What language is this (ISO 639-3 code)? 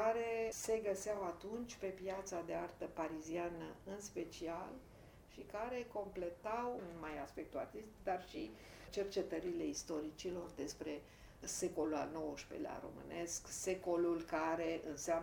ron